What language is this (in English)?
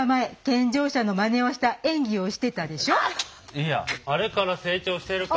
Japanese